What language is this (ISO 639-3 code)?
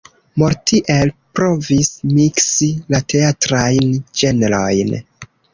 epo